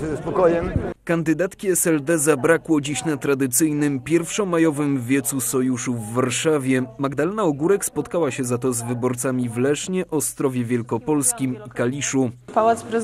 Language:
Polish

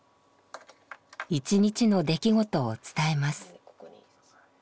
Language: Japanese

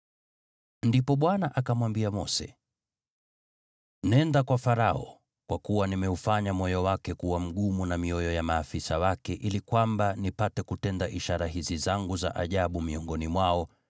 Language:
Swahili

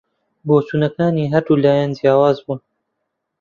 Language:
Central Kurdish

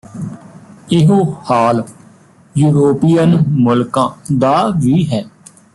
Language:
Punjabi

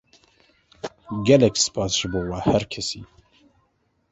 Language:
Kurdish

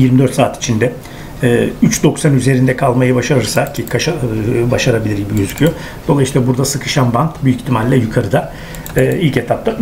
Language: Turkish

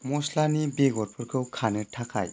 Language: Bodo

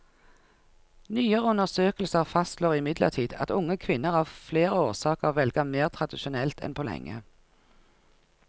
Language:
Norwegian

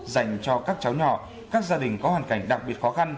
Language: Vietnamese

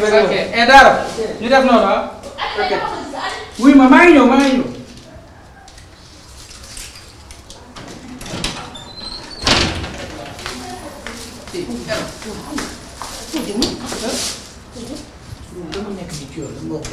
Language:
Indonesian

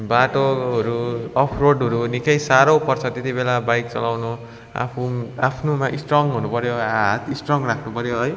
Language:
Nepali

